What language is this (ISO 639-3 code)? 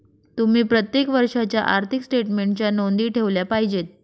mar